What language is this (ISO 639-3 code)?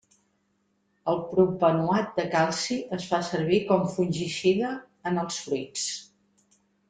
cat